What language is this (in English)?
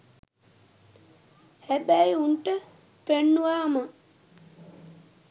Sinhala